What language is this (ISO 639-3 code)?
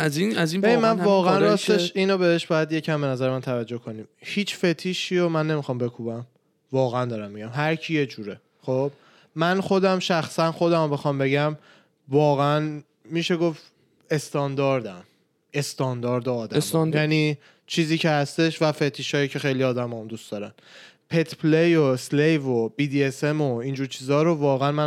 fas